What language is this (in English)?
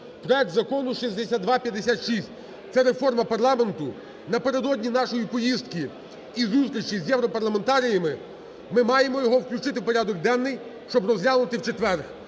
Ukrainian